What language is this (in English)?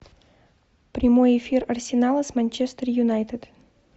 Russian